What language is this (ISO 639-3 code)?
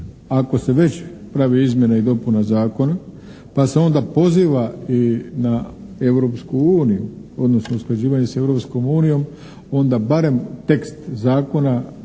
hrv